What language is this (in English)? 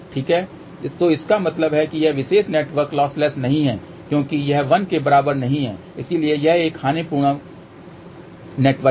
Hindi